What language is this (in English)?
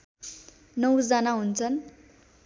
Nepali